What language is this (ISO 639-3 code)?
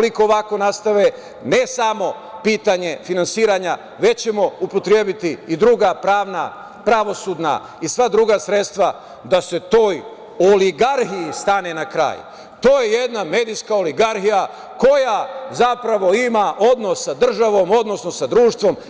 srp